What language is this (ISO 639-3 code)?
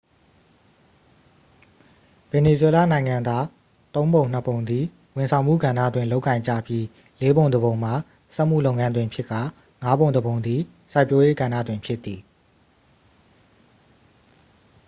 mya